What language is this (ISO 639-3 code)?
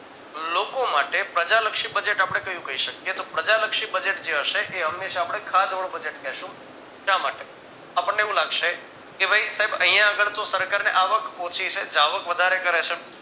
guj